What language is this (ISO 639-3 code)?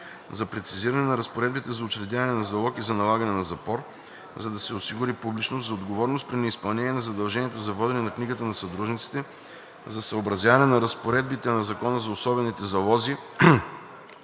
bul